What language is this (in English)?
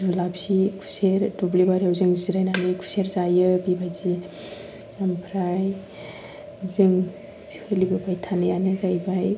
Bodo